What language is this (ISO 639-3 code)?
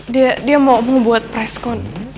ind